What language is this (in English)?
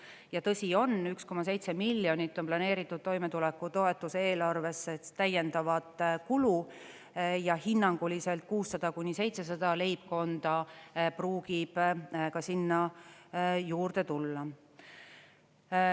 Estonian